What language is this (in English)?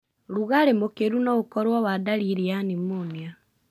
Kikuyu